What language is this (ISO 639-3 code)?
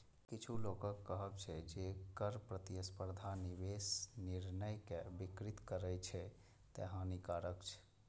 mai